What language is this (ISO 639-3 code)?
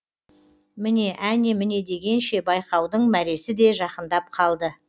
kaz